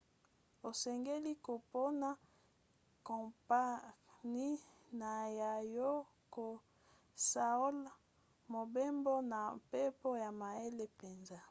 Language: Lingala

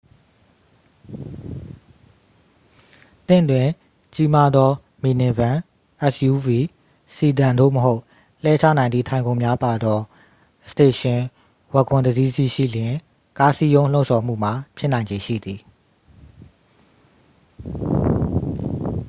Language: Burmese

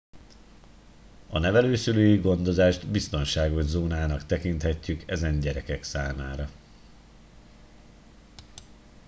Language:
Hungarian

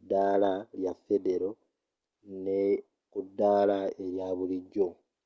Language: Ganda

